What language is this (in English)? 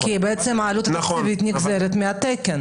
Hebrew